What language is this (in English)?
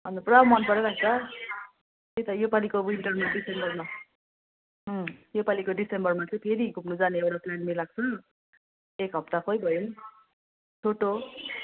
Nepali